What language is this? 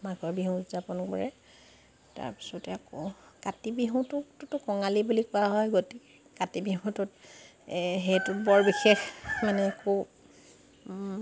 Assamese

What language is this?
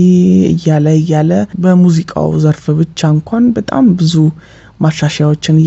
Amharic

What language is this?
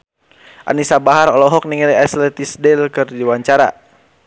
Sundanese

